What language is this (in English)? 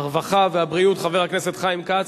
Hebrew